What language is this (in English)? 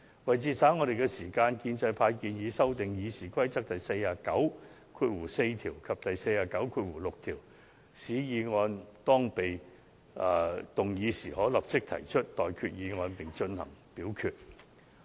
Cantonese